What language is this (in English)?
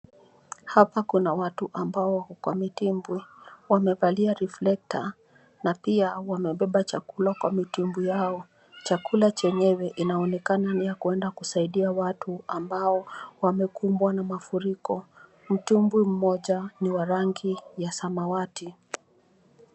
Swahili